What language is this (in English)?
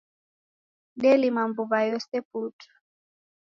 Taita